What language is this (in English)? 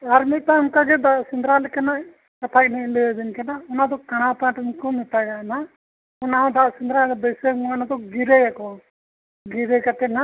Santali